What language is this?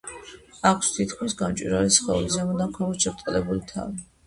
Georgian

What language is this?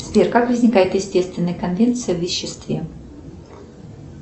Russian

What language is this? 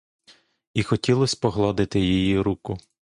Ukrainian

